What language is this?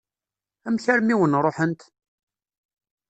Kabyle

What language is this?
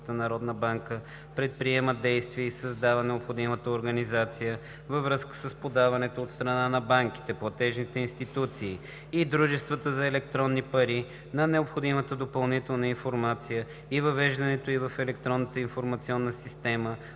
Bulgarian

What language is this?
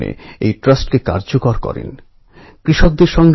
Bangla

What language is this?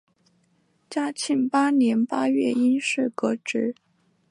Chinese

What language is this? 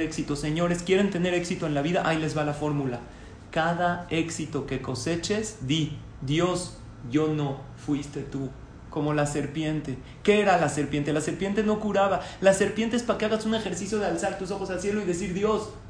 Spanish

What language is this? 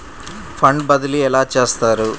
Telugu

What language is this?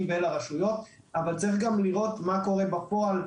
Hebrew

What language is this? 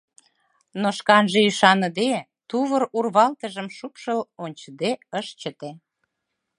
Mari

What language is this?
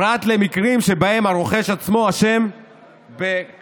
Hebrew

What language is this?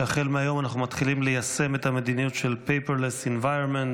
Hebrew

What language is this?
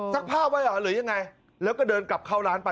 Thai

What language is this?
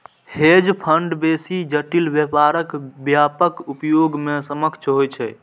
Maithili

